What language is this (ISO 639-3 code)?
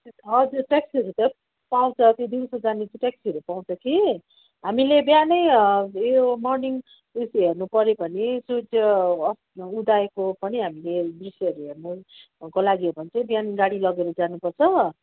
nep